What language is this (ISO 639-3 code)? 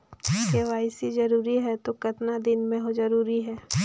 hne